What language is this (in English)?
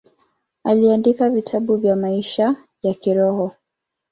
Swahili